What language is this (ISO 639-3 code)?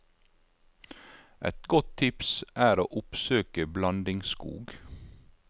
nor